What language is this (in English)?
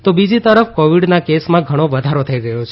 Gujarati